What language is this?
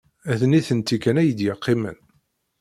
Kabyle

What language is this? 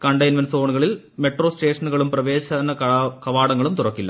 Malayalam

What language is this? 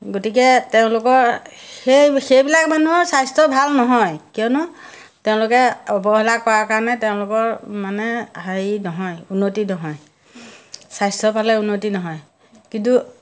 Assamese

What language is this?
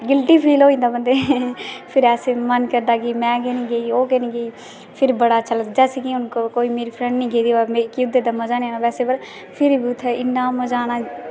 Dogri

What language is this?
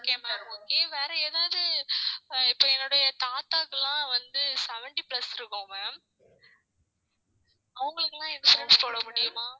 Tamil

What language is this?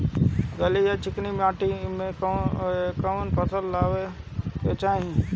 Bhojpuri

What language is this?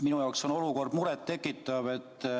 Estonian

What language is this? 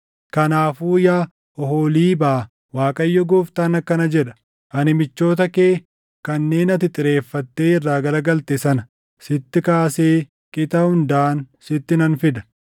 Oromo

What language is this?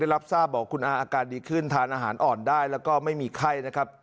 Thai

